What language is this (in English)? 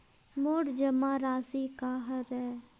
Chhattisgarhi